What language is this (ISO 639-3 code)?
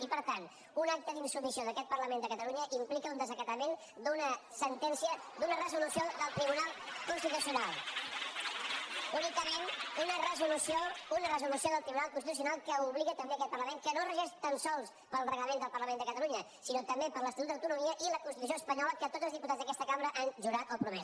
cat